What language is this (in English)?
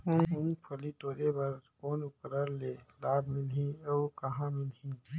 Chhattisgarhi